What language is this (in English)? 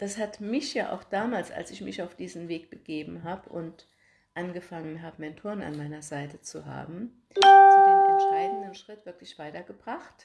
German